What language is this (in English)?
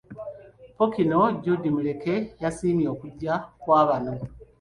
Ganda